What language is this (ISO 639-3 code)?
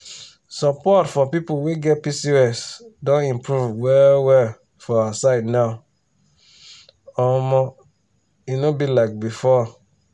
pcm